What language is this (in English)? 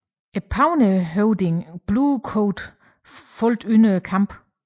Danish